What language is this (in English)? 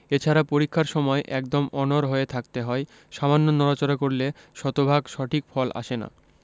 Bangla